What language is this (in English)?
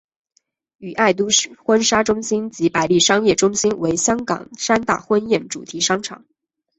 Chinese